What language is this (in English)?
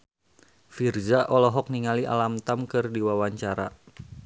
Sundanese